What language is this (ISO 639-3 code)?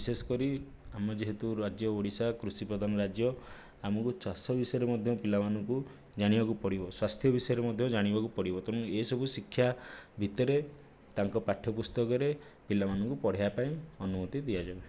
ori